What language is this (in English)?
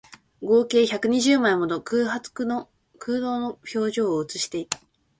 Japanese